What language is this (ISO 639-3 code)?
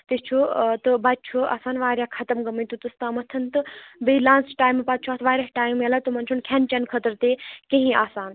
kas